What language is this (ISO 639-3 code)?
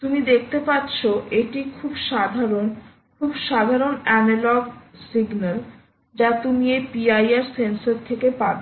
ben